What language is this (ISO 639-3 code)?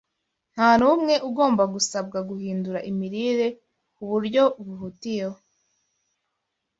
kin